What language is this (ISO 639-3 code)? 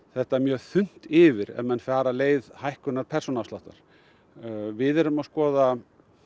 isl